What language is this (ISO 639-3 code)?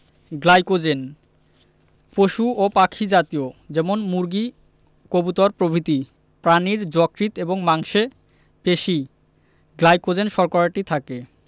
ben